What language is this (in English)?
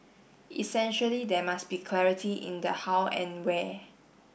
English